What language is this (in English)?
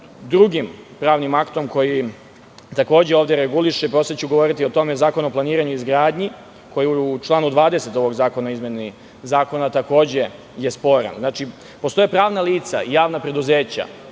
Serbian